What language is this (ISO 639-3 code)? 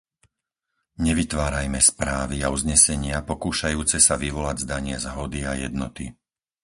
slk